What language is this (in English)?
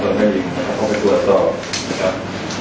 Thai